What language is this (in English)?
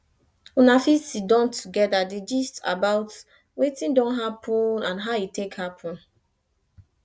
Nigerian Pidgin